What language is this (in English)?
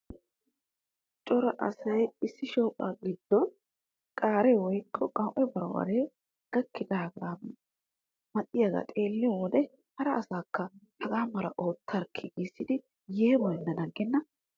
Wolaytta